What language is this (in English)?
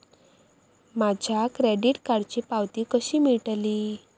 Marathi